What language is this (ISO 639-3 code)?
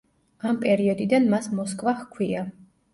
kat